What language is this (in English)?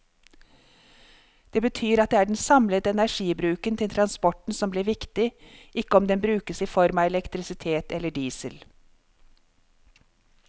Norwegian